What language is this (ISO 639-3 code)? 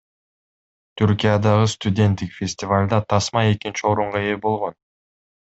kir